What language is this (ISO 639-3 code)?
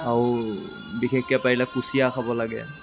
asm